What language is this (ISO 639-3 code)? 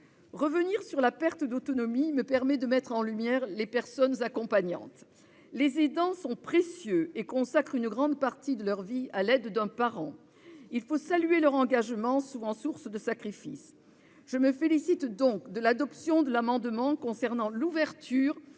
fra